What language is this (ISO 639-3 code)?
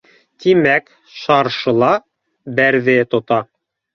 bak